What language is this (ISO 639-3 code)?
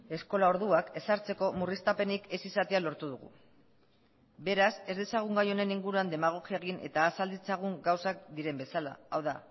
eus